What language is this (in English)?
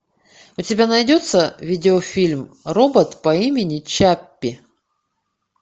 Russian